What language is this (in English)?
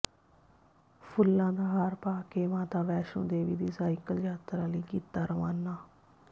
Punjabi